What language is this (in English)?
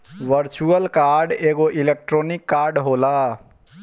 Bhojpuri